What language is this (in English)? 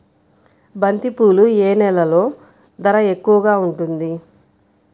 Telugu